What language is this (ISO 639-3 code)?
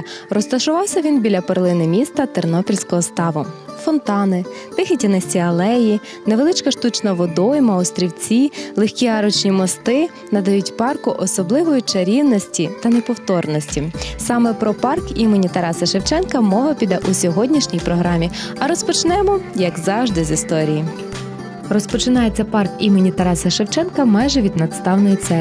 ukr